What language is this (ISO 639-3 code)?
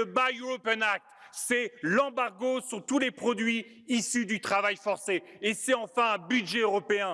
fra